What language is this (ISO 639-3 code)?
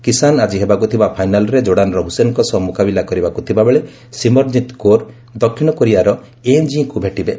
ori